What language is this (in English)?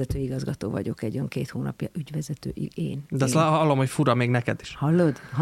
Hungarian